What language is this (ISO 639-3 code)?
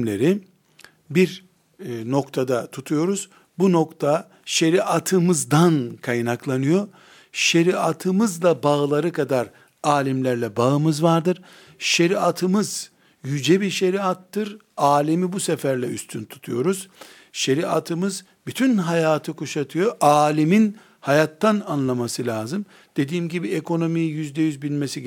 tur